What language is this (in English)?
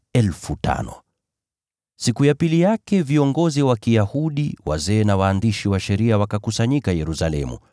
Swahili